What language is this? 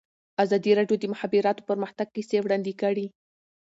Pashto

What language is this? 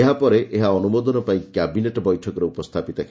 Odia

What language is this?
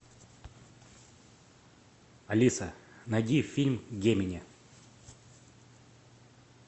Russian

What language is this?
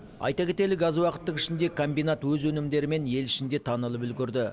Kazakh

